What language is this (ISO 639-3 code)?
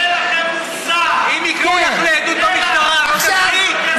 heb